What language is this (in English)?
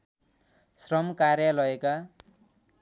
Nepali